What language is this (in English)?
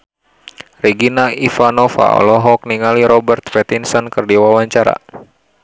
Sundanese